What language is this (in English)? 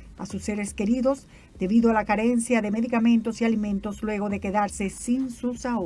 Spanish